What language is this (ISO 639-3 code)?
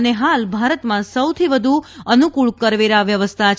guj